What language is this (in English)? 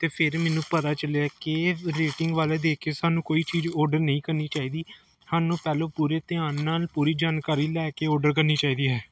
Punjabi